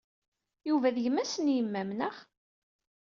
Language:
Kabyle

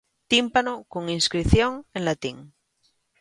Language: Galician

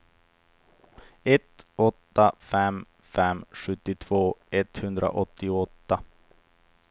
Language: Swedish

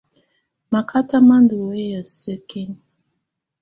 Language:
Tunen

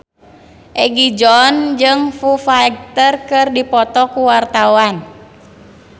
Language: Sundanese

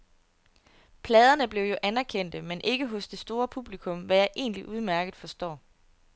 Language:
Danish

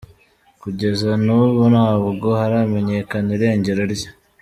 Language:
Kinyarwanda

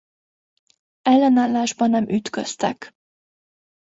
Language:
Hungarian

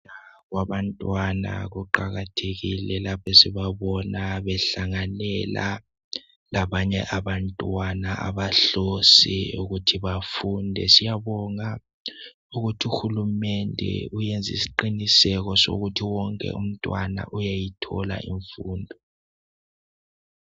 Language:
North Ndebele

